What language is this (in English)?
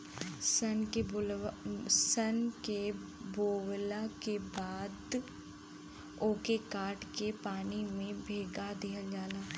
Bhojpuri